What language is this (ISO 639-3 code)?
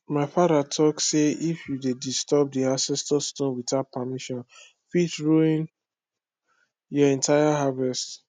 pcm